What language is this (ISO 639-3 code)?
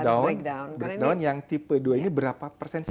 ind